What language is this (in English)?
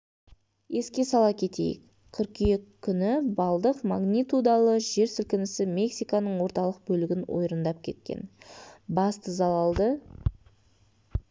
Kazakh